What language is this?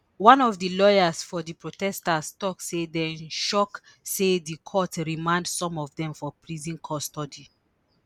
Nigerian Pidgin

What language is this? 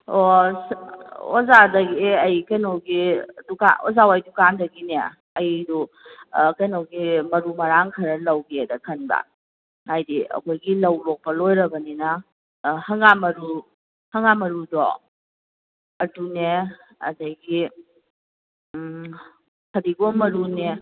Manipuri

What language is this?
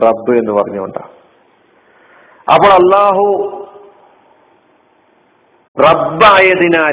Malayalam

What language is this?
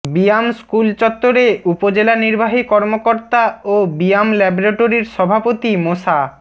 Bangla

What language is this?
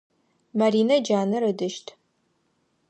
Adyghe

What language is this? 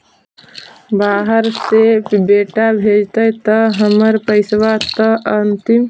Magahi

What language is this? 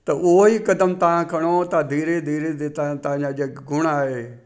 Sindhi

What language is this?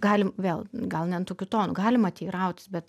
Lithuanian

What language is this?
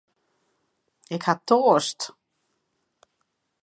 Western Frisian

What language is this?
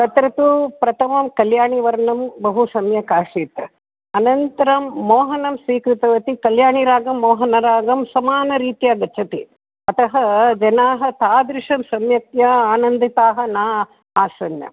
Sanskrit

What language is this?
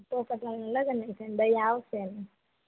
Gujarati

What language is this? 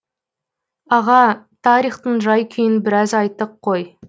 Kazakh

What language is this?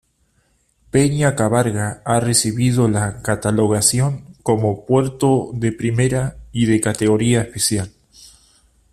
Spanish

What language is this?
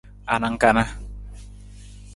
Nawdm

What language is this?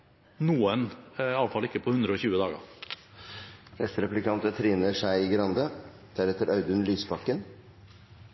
Norwegian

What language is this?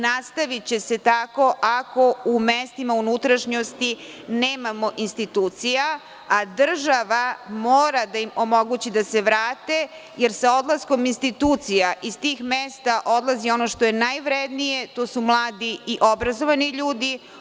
Serbian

